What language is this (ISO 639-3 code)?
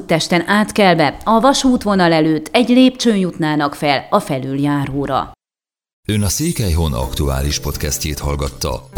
hun